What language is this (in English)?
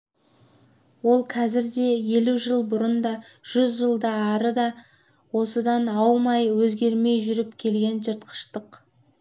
Kazakh